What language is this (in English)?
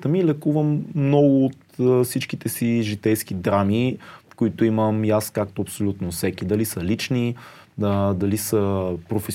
Bulgarian